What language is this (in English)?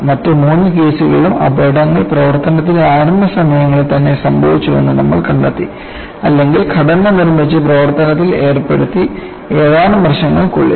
Malayalam